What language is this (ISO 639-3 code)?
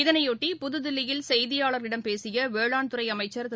tam